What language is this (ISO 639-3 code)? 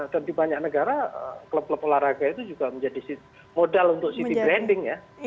ind